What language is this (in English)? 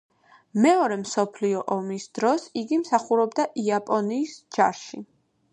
Georgian